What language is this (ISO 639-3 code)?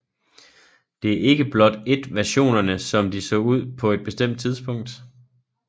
dan